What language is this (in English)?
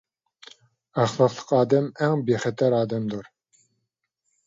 Uyghur